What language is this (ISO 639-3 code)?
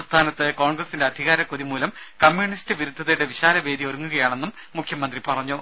mal